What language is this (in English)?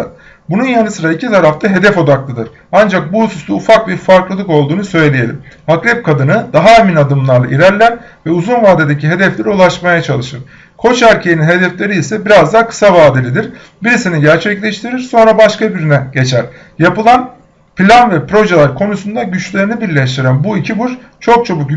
Turkish